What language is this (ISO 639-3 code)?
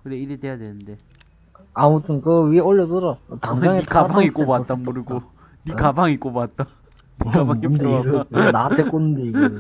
kor